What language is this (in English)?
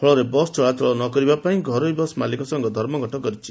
Odia